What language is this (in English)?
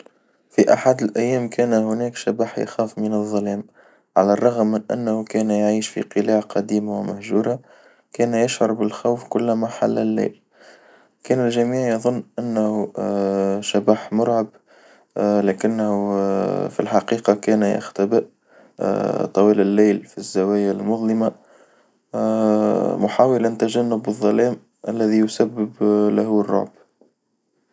Tunisian Arabic